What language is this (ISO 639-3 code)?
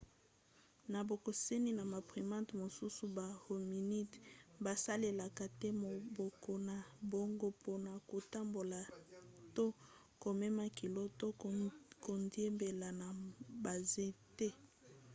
lin